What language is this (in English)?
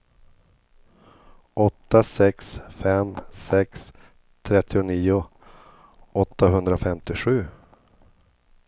Swedish